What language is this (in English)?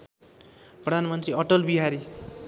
Nepali